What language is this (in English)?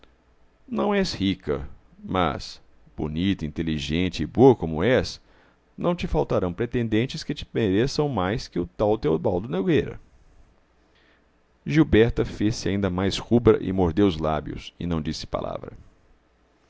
Portuguese